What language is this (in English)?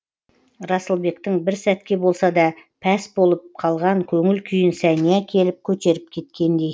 Kazakh